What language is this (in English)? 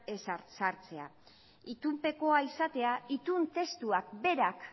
Basque